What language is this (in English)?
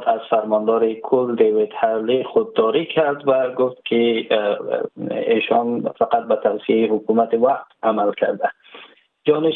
Persian